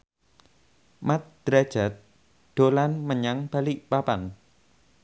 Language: Javanese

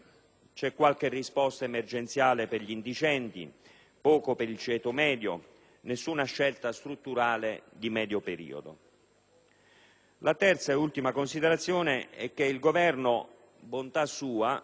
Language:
Italian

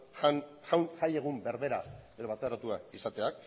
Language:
Basque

